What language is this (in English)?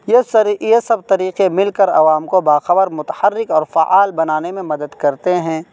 Urdu